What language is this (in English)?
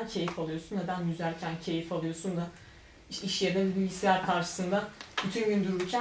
Turkish